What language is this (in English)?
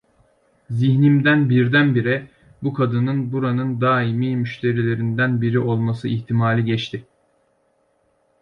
Turkish